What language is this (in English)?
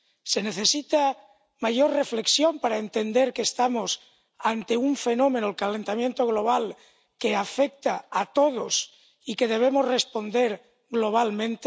Spanish